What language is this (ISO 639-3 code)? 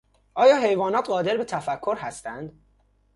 fas